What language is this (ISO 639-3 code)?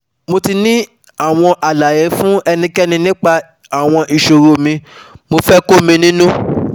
yor